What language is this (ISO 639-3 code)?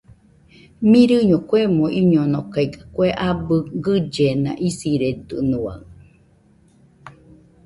hux